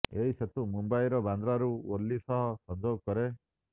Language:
Odia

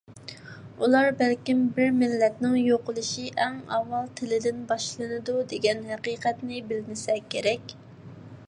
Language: Uyghur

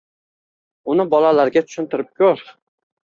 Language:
Uzbek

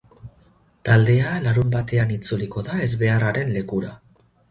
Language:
Basque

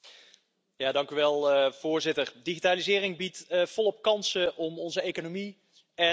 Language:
Dutch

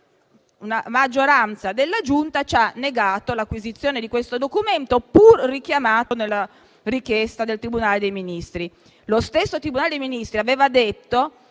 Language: Italian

